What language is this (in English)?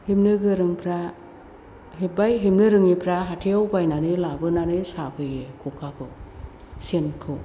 Bodo